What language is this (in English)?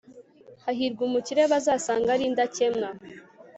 Kinyarwanda